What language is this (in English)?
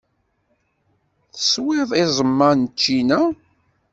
Kabyle